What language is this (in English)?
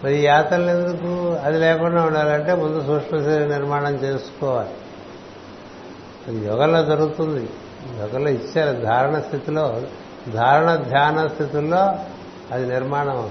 Telugu